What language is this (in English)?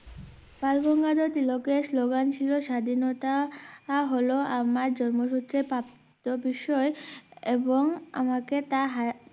Bangla